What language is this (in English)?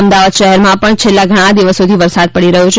Gujarati